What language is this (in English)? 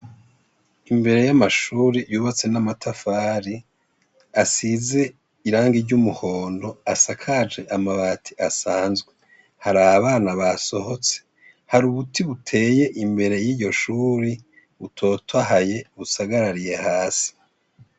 Rundi